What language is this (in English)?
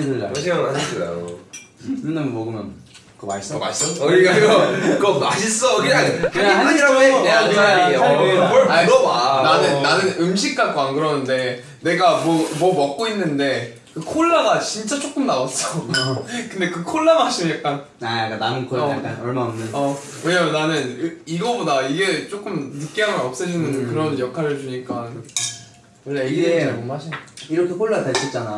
Korean